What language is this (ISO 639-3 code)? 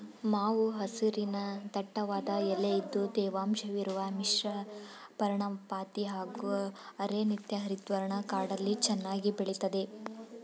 kan